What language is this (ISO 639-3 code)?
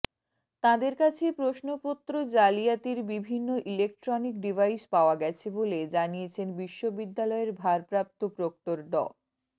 ben